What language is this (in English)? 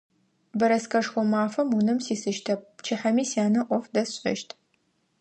Adyghe